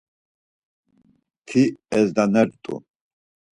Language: Laz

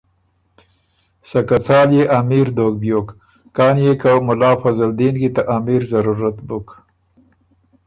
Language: Ormuri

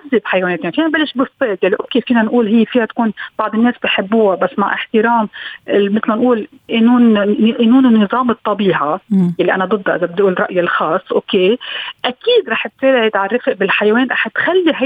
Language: Arabic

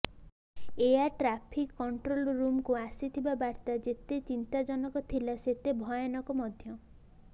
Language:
Odia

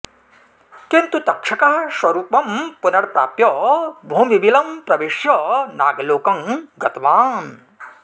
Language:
Sanskrit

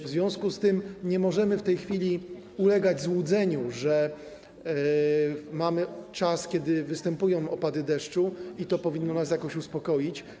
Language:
Polish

